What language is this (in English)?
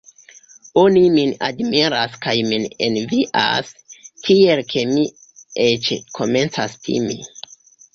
Esperanto